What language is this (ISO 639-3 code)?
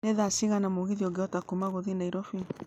kik